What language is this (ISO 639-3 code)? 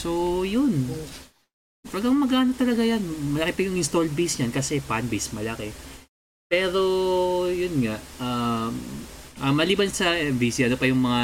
fil